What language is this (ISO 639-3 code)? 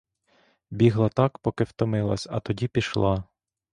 ukr